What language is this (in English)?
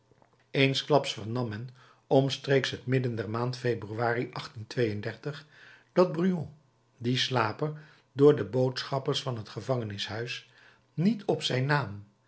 Dutch